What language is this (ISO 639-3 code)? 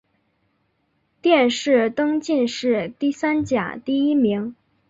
zho